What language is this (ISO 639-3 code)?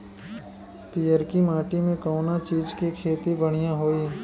bho